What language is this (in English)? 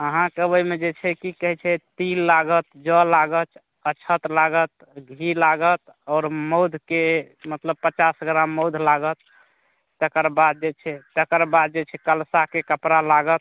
Maithili